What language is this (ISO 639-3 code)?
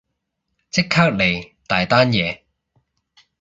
yue